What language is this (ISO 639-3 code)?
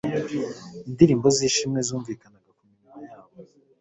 kin